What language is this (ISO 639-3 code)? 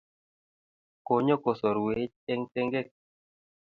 kln